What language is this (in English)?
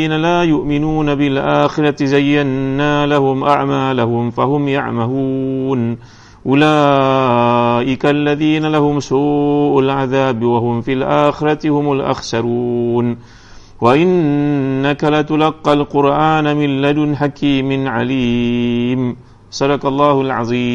Malay